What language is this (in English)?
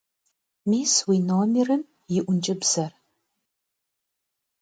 Kabardian